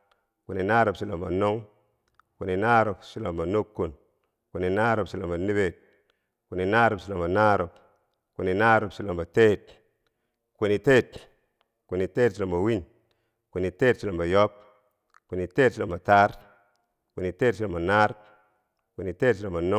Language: Bangwinji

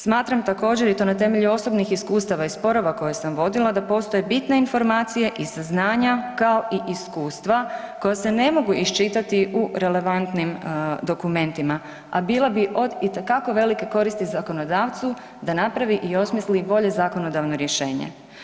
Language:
Croatian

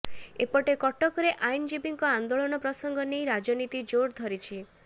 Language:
Odia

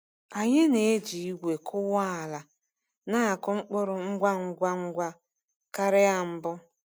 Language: Igbo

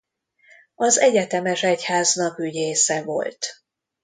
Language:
Hungarian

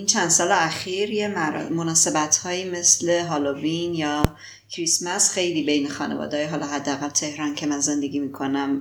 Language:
Persian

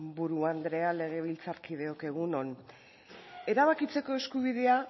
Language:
Basque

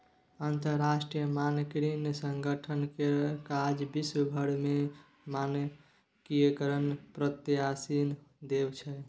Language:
Maithili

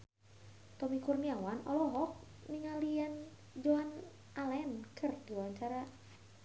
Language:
Sundanese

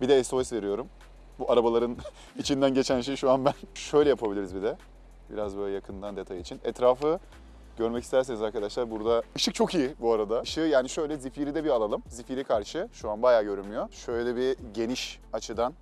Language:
Turkish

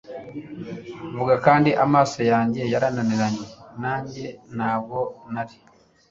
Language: Kinyarwanda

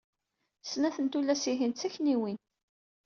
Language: Kabyle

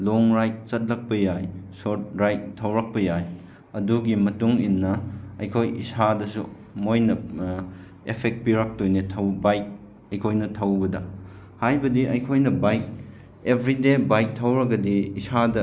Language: Manipuri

